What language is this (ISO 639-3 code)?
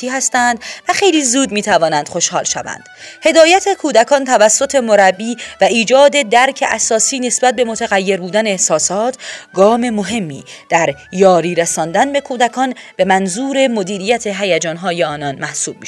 fas